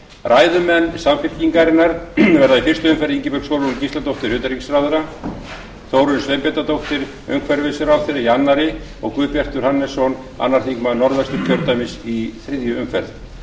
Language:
Icelandic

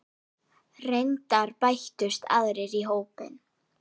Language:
Icelandic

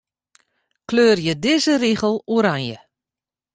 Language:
Western Frisian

